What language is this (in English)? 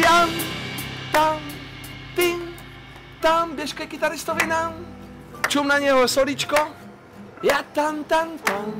Czech